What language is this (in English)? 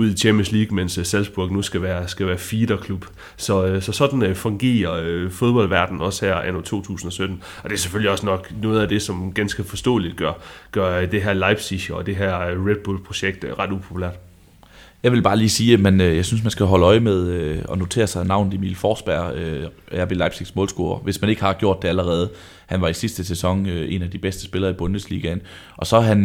Danish